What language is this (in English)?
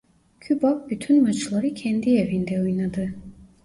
Turkish